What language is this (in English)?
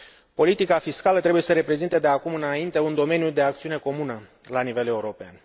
Romanian